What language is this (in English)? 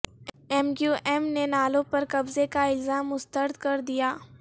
Urdu